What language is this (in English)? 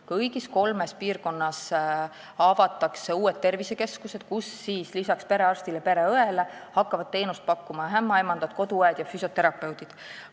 Estonian